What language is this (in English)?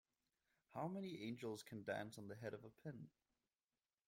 English